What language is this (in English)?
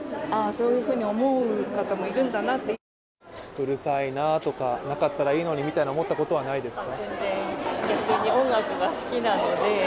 Japanese